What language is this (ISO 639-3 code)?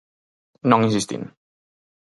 glg